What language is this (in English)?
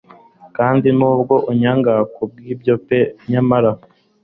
Kinyarwanda